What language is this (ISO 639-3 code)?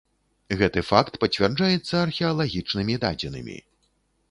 bel